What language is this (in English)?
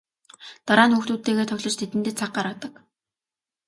Mongolian